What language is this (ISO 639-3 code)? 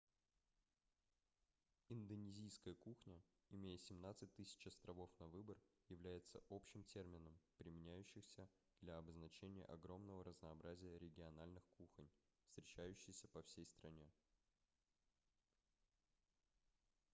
rus